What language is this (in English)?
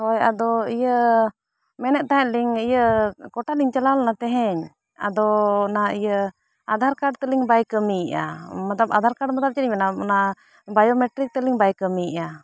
Santali